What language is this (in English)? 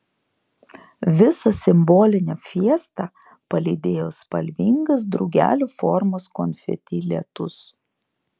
Lithuanian